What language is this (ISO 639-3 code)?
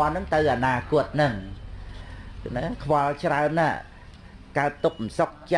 vie